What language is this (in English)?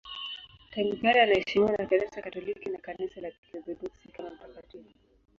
Swahili